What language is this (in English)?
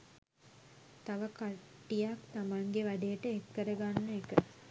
Sinhala